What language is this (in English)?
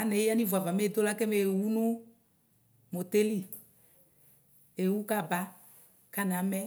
Ikposo